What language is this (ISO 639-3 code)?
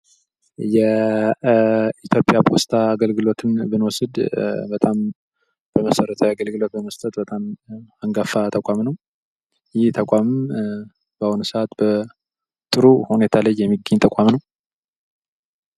amh